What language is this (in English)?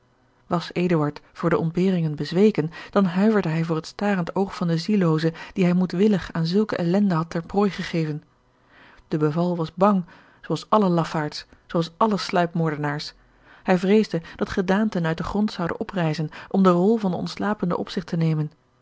Dutch